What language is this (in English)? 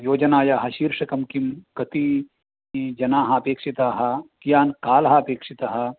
Sanskrit